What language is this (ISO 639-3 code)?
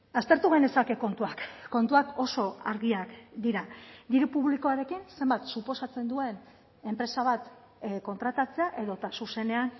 eus